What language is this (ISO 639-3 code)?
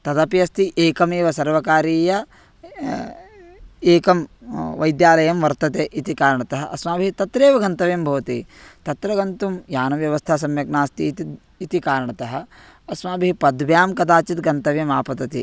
san